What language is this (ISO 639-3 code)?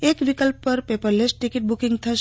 guj